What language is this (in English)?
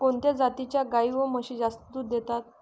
Marathi